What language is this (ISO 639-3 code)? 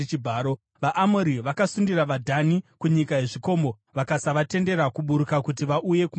sna